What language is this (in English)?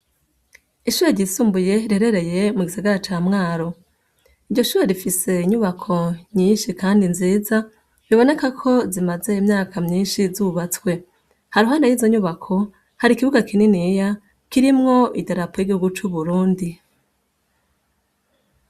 Rundi